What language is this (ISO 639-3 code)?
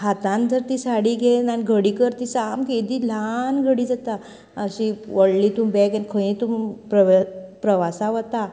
kok